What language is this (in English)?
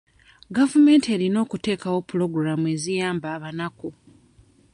Ganda